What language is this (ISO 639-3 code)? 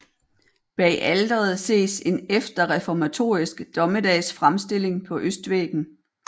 dan